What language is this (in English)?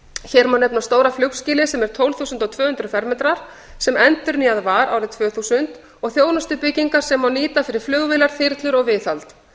Icelandic